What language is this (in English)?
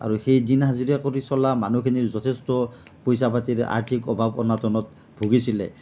Assamese